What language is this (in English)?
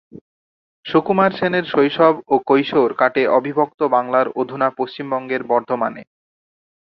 Bangla